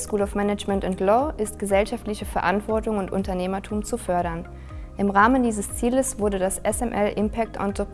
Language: German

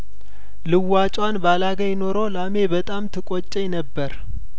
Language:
Amharic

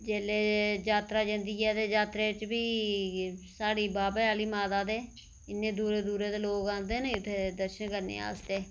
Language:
Dogri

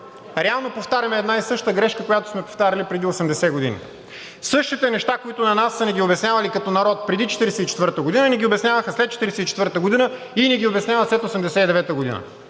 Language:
Bulgarian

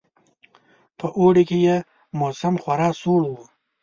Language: Pashto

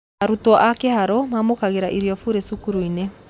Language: Kikuyu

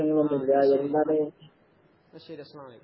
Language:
Malayalam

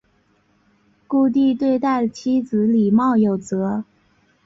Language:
Chinese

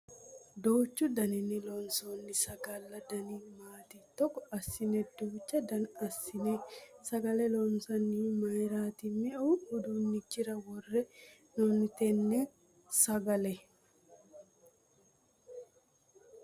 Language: Sidamo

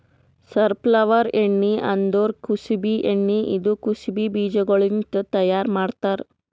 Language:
Kannada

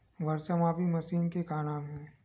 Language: Chhattisgarhi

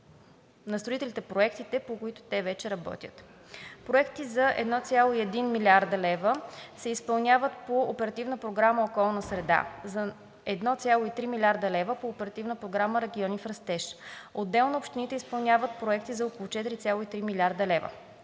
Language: Bulgarian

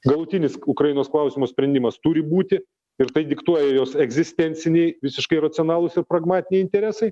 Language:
Lithuanian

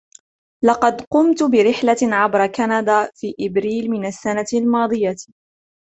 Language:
Arabic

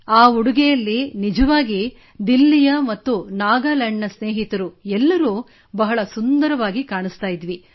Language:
Kannada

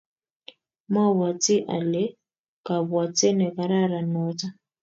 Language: Kalenjin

